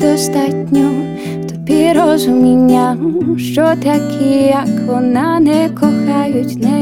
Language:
Ukrainian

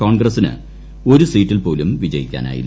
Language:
Malayalam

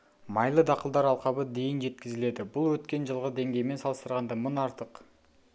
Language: Kazakh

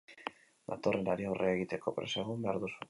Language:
Basque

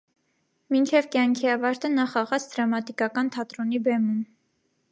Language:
Armenian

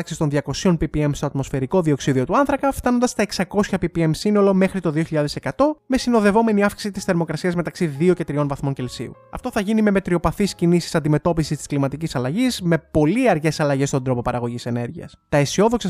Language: Greek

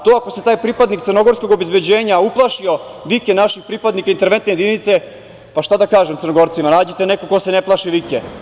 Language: Serbian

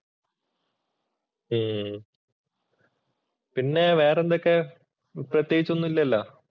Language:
Malayalam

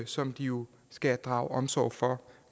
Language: Danish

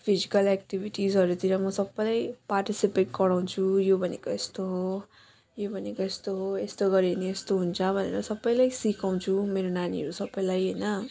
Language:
Nepali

